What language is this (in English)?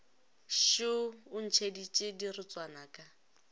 Northern Sotho